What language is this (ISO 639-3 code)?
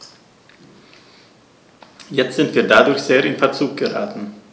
deu